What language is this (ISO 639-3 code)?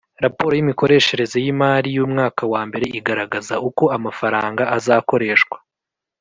kin